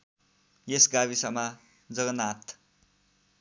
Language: Nepali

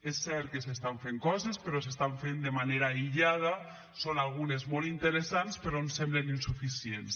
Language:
Catalan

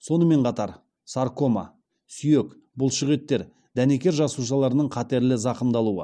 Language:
Kazakh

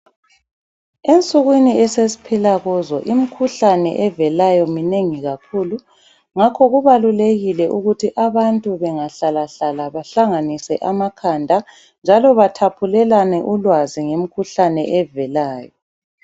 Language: North Ndebele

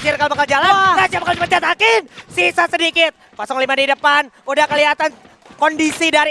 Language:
Indonesian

